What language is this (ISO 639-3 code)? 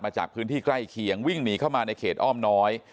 tha